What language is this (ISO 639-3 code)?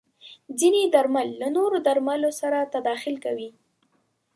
pus